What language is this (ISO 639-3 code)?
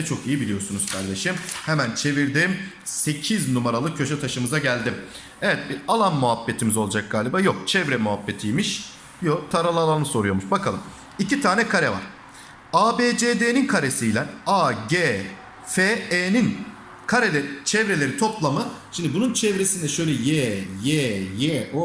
tur